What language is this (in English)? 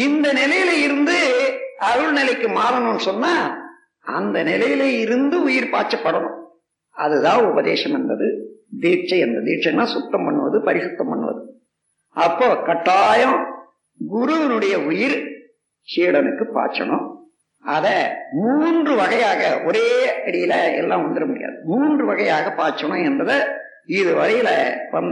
Tamil